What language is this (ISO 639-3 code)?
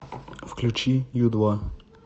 rus